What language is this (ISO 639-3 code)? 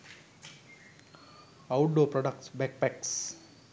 sin